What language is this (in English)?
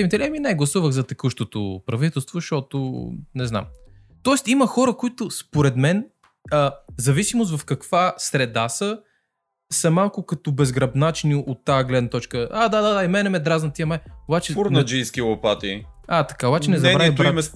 Bulgarian